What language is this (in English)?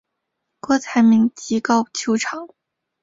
Chinese